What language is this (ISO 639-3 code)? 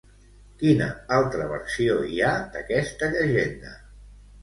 cat